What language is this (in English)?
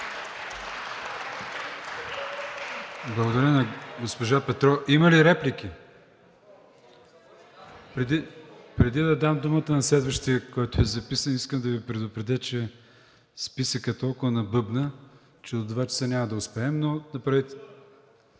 Bulgarian